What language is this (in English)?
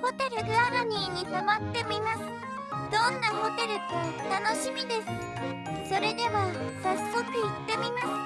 Japanese